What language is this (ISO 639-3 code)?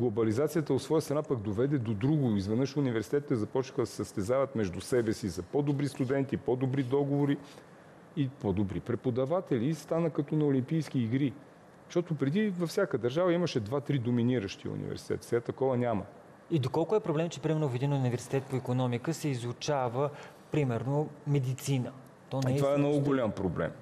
bul